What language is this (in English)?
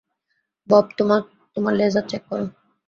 Bangla